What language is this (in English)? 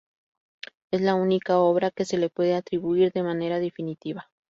Spanish